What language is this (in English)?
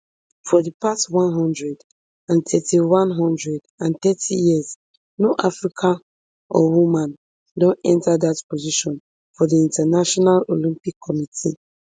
Nigerian Pidgin